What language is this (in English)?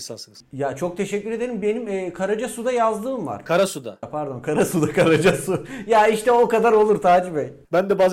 Turkish